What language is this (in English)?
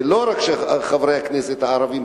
Hebrew